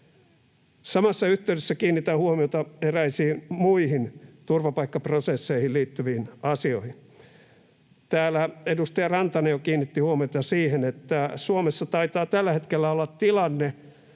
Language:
Finnish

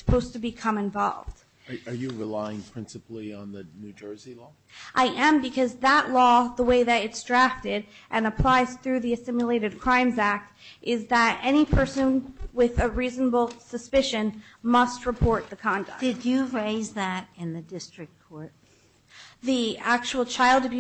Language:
English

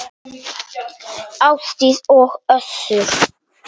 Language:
Icelandic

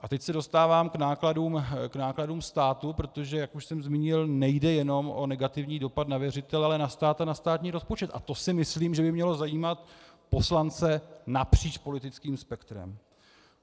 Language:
Czech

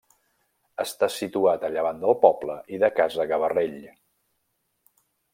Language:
Catalan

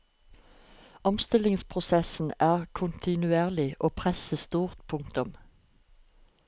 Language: Norwegian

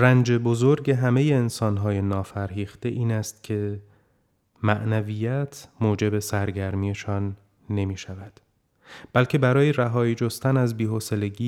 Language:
Persian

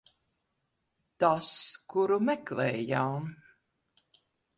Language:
Latvian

